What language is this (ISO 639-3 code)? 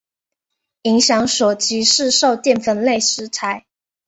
zho